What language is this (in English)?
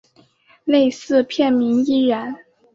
Chinese